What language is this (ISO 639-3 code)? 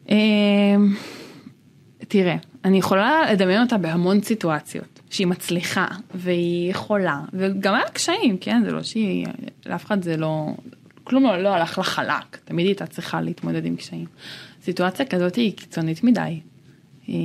heb